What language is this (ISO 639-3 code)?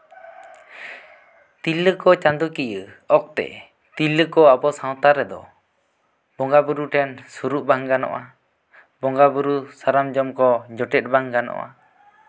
sat